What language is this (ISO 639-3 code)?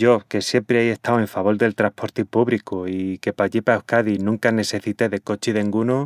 ext